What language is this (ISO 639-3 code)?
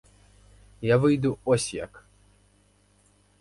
ukr